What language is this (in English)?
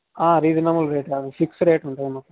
Telugu